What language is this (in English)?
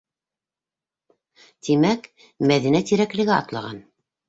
Bashkir